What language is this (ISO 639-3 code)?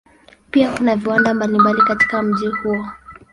swa